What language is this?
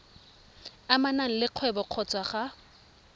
Tswana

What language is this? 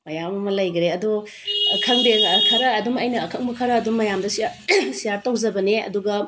Manipuri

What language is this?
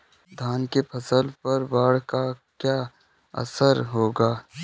Hindi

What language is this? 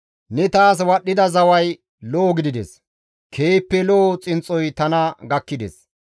Gamo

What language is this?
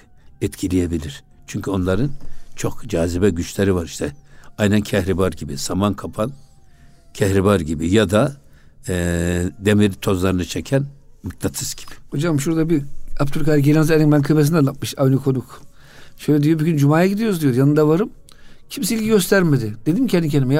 Turkish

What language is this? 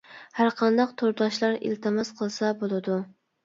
Uyghur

